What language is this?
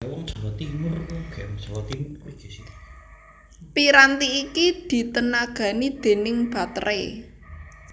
Javanese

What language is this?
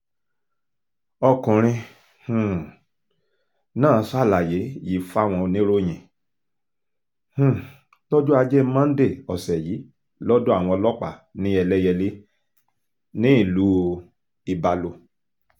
Yoruba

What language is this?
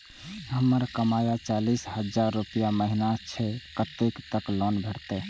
Maithili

